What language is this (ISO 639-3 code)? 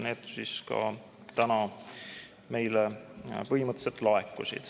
est